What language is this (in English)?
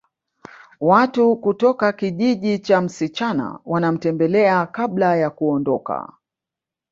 Swahili